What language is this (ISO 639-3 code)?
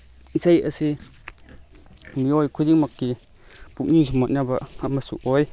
mni